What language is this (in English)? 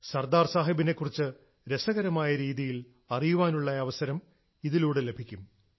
Malayalam